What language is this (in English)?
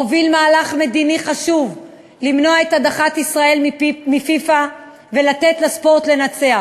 Hebrew